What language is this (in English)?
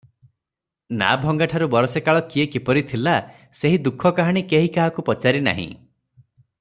Odia